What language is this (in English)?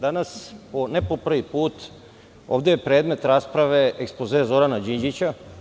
Serbian